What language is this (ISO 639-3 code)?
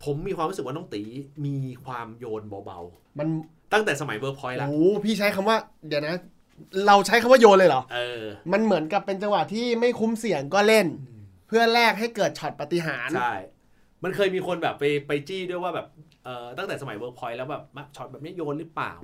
tha